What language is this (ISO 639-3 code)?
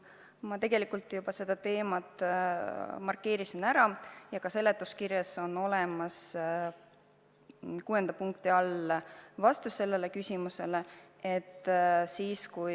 est